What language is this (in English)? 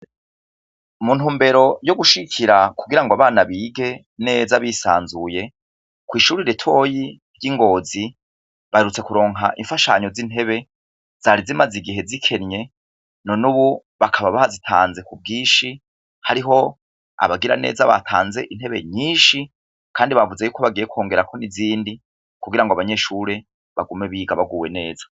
Rundi